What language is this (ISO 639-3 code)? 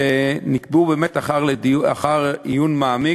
heb